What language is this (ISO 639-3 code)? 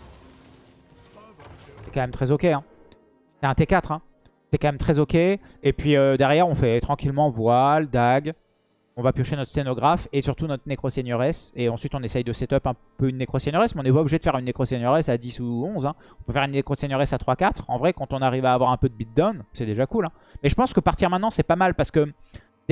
fra